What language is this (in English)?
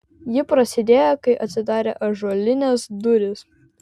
Lithuanian